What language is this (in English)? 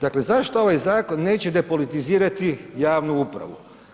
Croatian